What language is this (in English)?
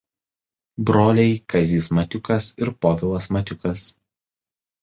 Lithuanian